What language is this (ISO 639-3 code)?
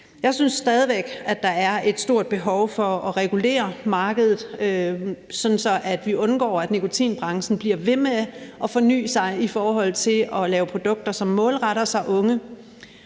dan